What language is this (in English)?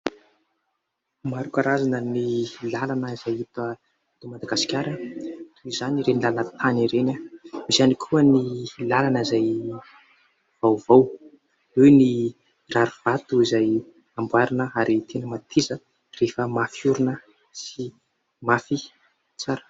Malagasy